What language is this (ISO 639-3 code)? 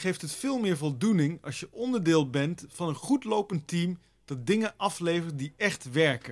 nld